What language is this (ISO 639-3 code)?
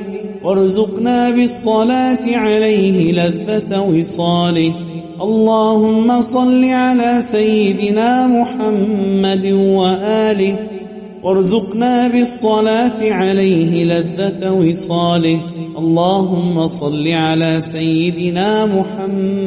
ara